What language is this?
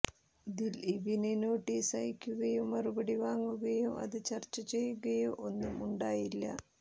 Malayalam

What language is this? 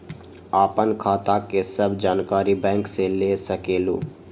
Magahi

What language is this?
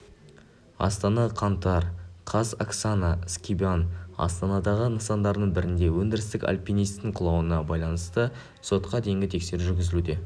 Kazakh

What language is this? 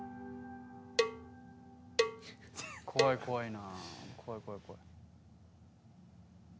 Japanese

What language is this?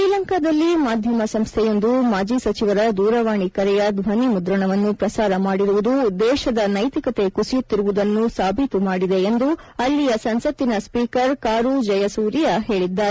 Kannada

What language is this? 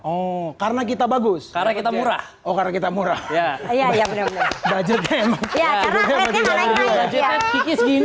Indonesian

